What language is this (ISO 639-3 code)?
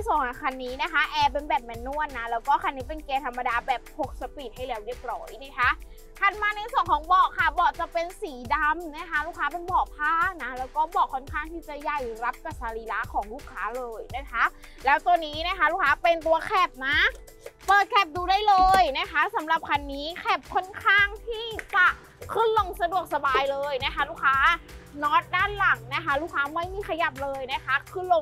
tha